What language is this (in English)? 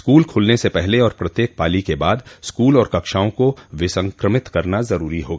Hindi